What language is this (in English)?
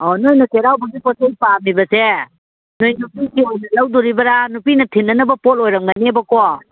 Manipuri